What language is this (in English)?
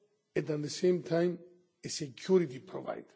English